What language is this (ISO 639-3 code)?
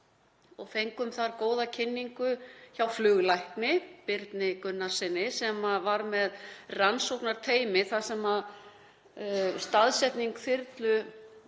isl